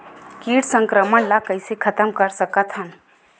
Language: Chhattisgarhi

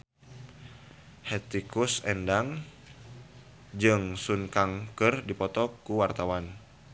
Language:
Sundanese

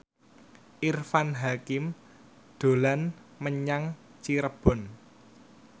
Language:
Javanese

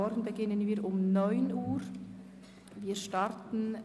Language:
Swiss German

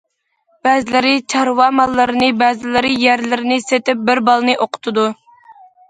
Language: Uyghur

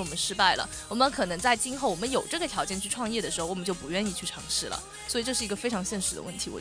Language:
Chinese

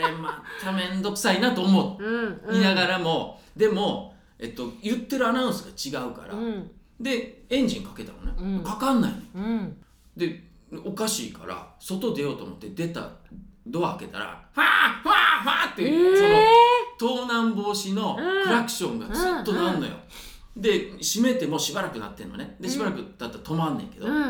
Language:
Japanese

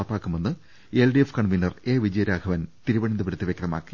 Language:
Malayalam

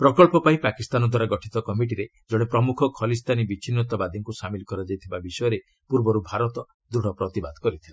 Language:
Odia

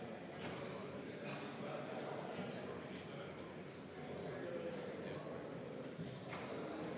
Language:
Estonian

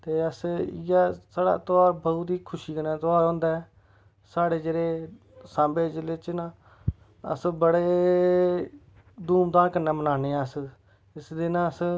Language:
Dogri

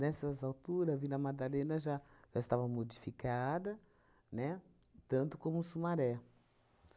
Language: Portuguese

